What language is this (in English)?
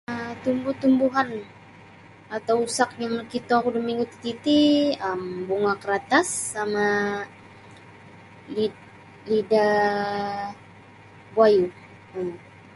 Sabah Bisaya